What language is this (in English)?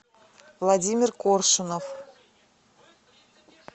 Russian